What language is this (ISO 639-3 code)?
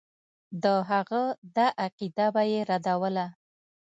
pus